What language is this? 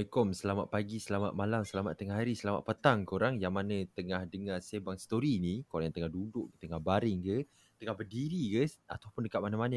Malay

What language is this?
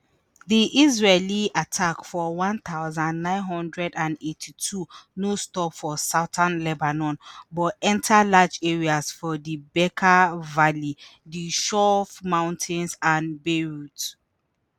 Nigerian Pidgin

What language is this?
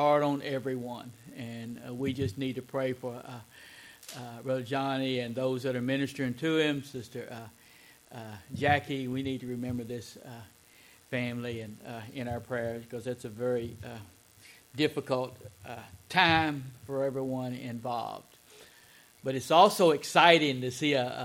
English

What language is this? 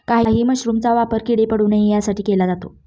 Marathi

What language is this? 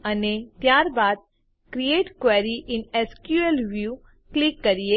Gujarati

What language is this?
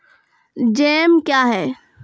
Maithili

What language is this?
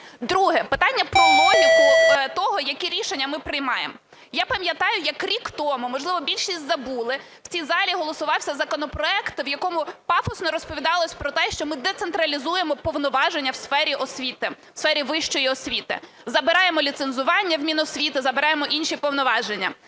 Ukrainian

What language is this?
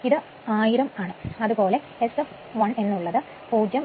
Malayalam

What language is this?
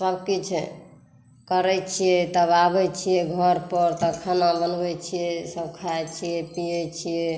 Maithili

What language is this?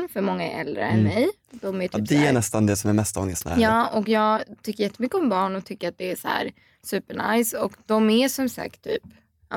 Swedish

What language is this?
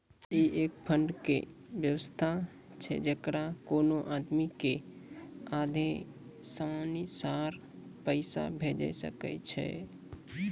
Maithili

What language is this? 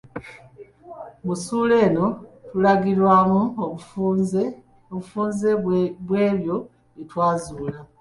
Ganda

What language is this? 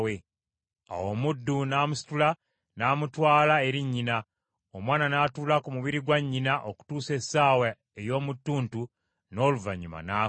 Ganda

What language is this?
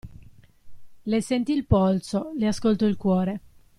Italian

